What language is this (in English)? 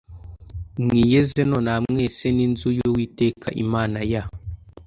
Kinyarwanda